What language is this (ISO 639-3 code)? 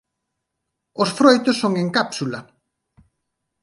glg